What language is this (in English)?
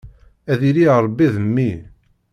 Kabyle